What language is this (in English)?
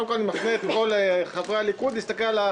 Hebrew